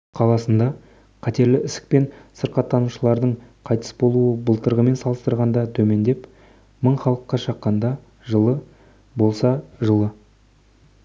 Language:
Kazakh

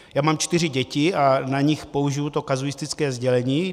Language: Czech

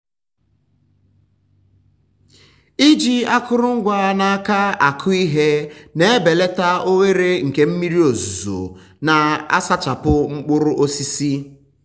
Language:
Igbo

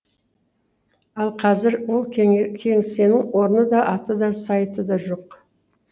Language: Kazakh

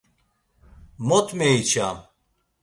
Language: Laz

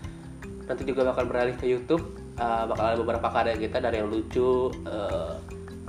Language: Indonesian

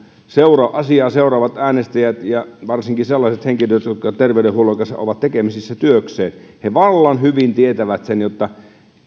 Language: Finnish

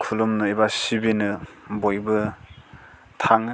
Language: Bodo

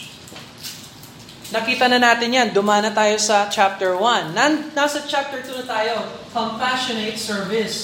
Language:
Filipino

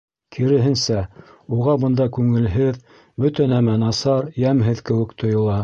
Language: Bashkir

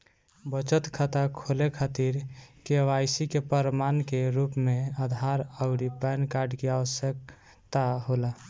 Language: Bhojpuri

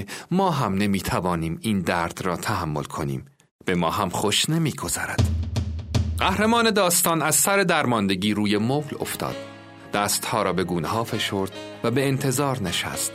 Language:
Persian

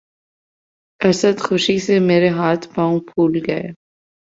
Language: Urdu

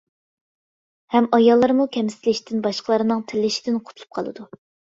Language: Uyghur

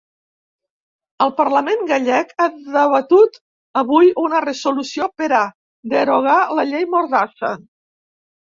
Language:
Catalan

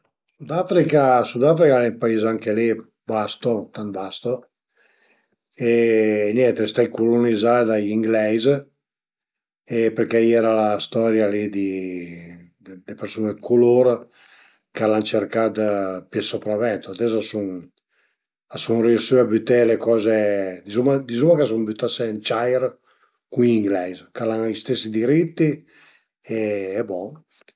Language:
Piedmontese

